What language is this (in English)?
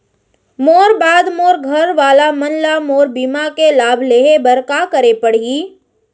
Chhattisgarhi